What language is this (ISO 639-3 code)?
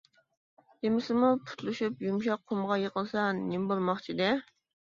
uig